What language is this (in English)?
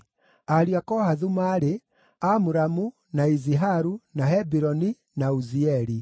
Kikuyu